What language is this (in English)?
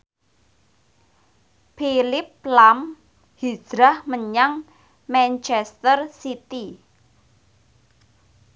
Javanese